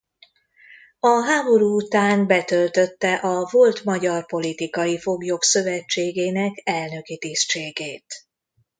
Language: Hungarian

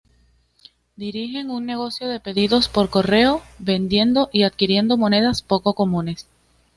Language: Spanish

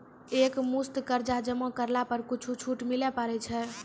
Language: Maithili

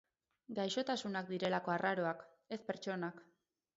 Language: Basque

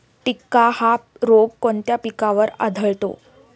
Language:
Marathi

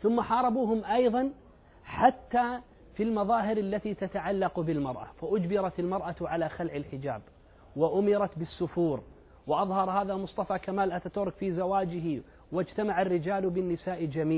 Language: Arabic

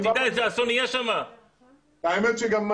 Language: Hebrew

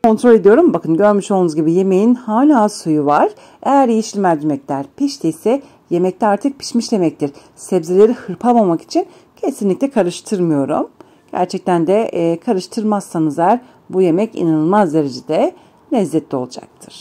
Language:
Turkish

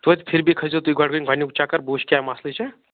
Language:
Kashmiri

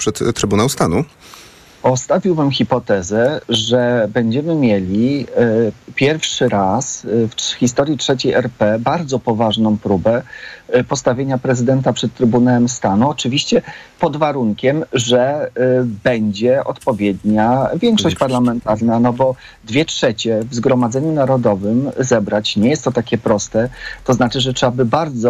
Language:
Polish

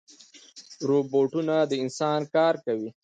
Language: Pashto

